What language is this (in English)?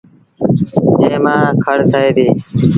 Sindhi Bhil